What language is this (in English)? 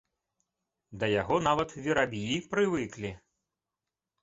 Belarusian